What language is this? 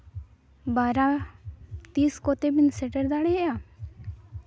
Santali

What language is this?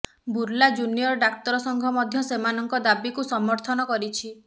Odia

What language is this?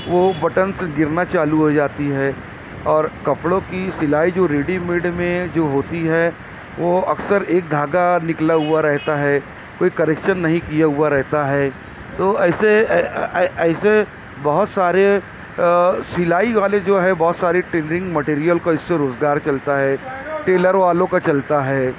Urdu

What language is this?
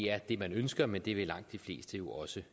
Danish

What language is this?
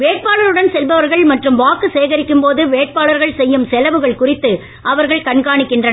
Tamil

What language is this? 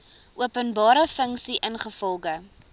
Afrikaans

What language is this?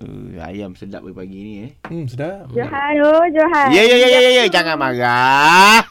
Malay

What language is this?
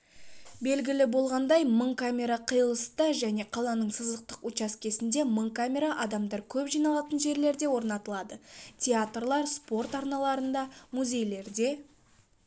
Kazakh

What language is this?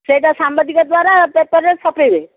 Odia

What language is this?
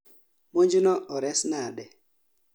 Luo (Kenya and Tanzania)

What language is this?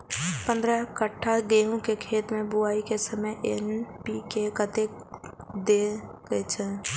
Maithili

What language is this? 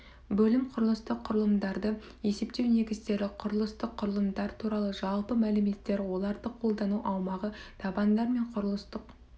Kazakh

